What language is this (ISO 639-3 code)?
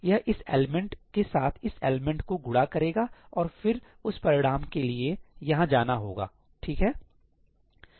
hin